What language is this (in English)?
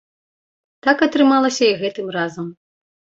Belarusian